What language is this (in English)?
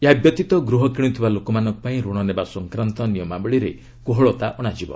Odia